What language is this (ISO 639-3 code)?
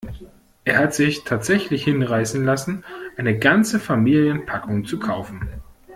deu